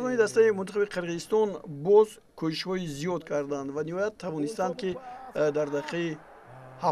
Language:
Persian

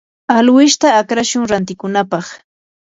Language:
Yanahuanca Pasco Quechua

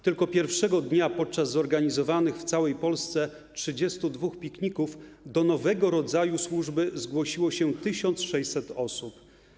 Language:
Polish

